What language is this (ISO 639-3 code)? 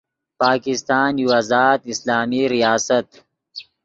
ydg